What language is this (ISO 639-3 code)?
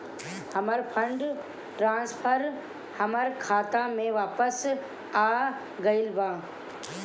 bho